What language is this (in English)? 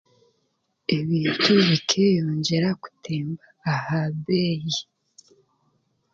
Chiga